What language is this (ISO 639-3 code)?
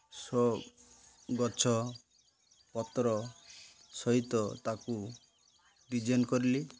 ori